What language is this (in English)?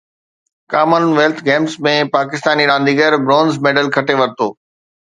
Sindhi